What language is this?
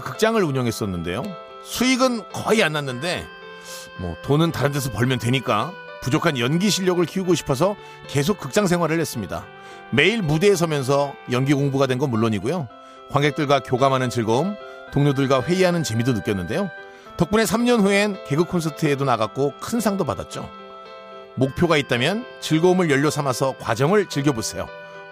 Korean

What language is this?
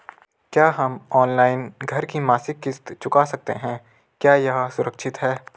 Hindi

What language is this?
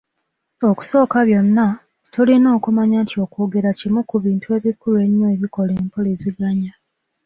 Ganda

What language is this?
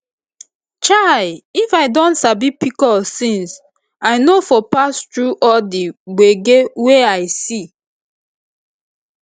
Nigerian Pidgin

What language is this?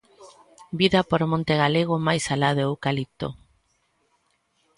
Galician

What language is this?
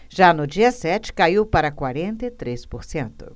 Portuguese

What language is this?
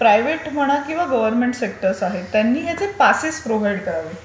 Marathi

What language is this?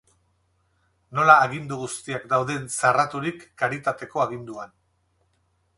Basque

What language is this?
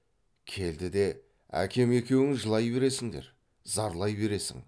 Kazakh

